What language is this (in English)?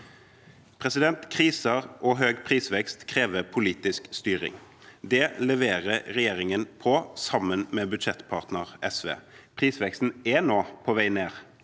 Norwegian